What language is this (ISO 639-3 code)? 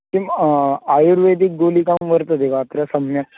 san